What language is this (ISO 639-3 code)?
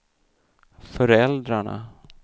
swe